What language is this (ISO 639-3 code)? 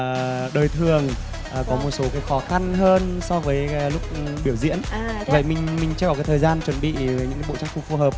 vie